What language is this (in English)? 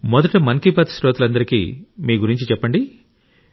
Telugu